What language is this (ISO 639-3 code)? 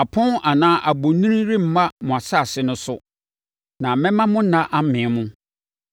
aka